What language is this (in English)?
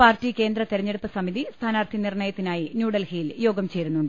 Malayalam